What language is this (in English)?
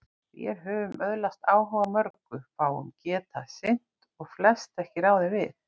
Icelandic